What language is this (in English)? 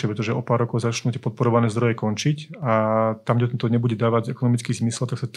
Slovak